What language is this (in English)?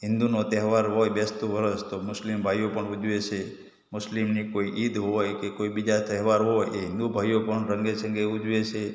Gujarati